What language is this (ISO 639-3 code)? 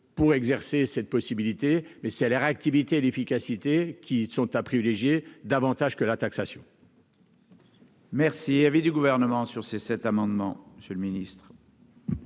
fra